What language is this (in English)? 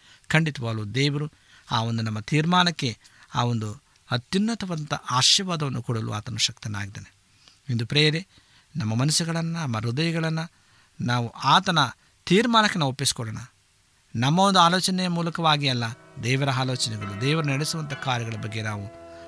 Kannada